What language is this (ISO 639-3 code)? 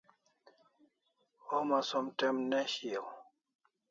kls